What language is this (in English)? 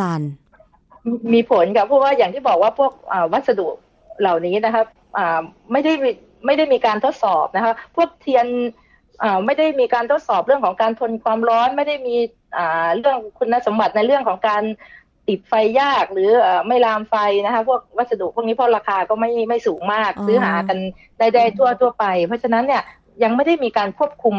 Thai